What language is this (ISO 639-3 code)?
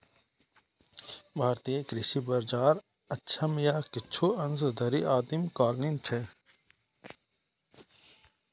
mai